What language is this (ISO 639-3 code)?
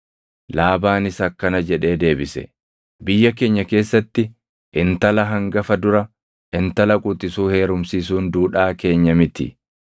orm